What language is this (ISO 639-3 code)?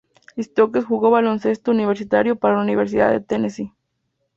spa